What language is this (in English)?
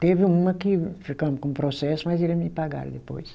Portuguese